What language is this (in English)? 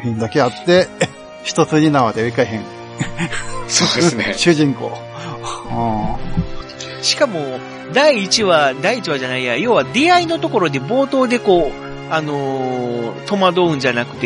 Japanese